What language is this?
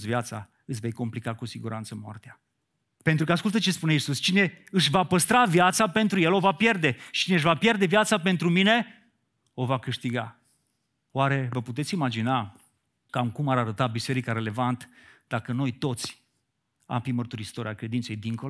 Romanian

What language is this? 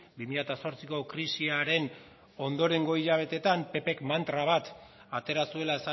Basque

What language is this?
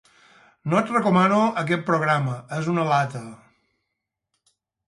Catalan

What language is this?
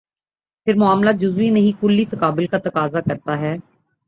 Urdu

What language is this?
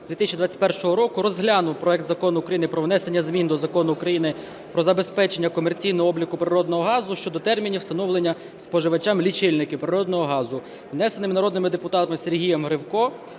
Ukrainian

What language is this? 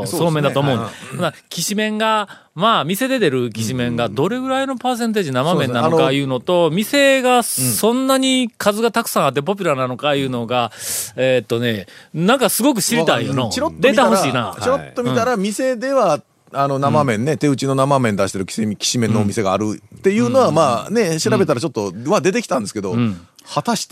Japanese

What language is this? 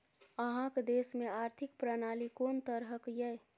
Maithili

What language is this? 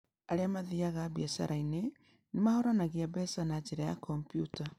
Kikuyu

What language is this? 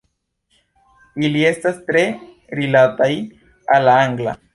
Esperanto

